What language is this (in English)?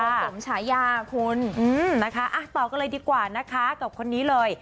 Thai